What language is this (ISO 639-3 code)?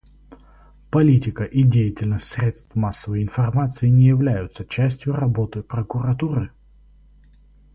rus